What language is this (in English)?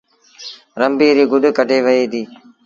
Sindhi Bhil